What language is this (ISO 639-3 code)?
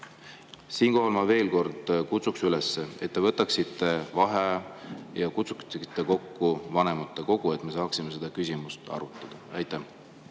est